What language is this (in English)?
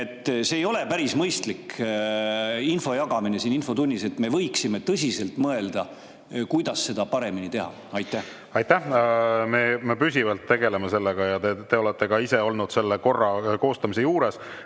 Estonian